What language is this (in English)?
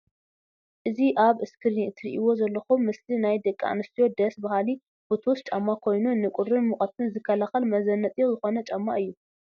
Tigrinya